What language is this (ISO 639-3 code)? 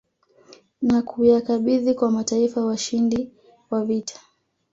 swa